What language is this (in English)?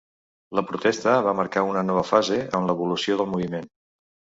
Catalan